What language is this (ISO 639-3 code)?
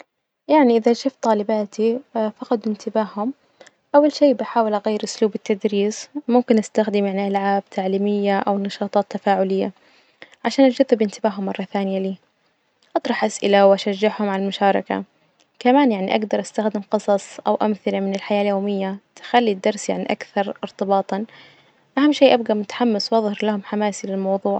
ars